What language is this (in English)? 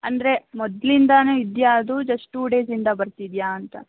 Kannada